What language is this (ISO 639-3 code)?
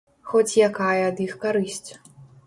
bel